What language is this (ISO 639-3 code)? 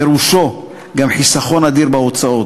heb